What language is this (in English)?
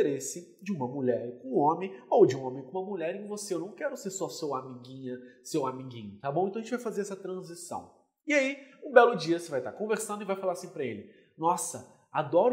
Portuguese